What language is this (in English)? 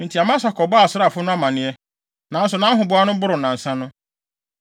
Akan